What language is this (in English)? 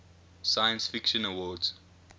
English